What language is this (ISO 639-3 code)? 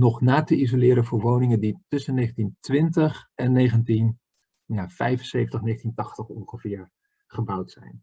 nld